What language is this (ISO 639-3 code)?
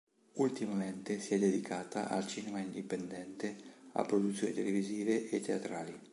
ita